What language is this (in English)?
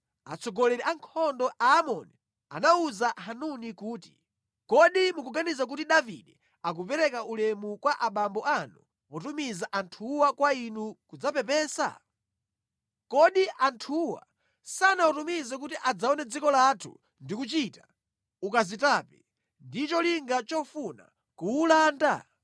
Nyanja